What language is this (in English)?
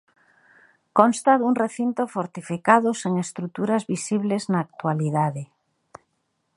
Galician